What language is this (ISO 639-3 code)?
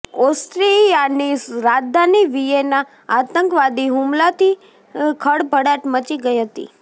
guj